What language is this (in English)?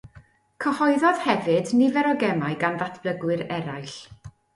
Welsh